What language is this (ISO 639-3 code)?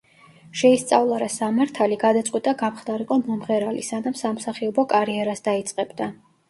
kat